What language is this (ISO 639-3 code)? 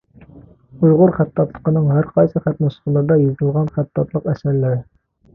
uig